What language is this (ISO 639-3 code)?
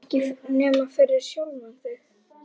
isl